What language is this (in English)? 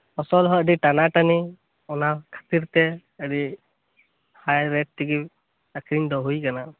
Santali